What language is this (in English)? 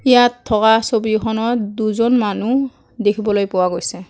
Assamese